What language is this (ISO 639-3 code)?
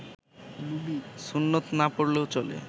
ben